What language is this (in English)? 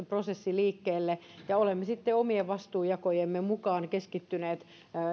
Finnish